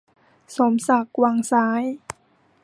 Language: Thai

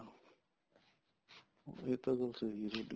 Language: Punjabi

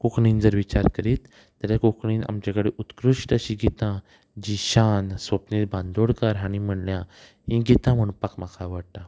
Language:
Konkani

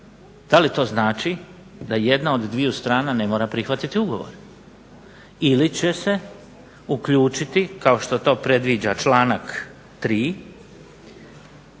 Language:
Croatian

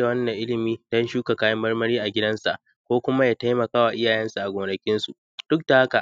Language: Hausa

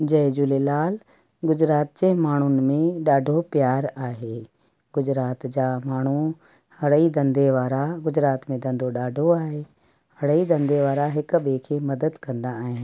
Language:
Sindhi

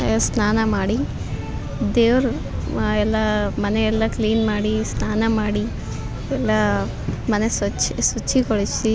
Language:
Kannada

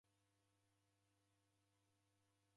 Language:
Taita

